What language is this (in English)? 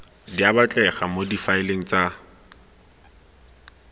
Tswana